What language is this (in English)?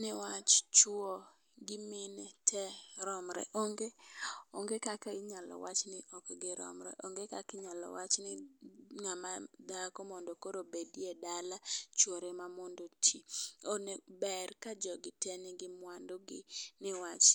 Luo (Kenya and Tanzania)